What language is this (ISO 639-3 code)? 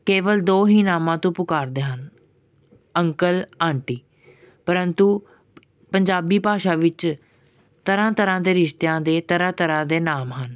pan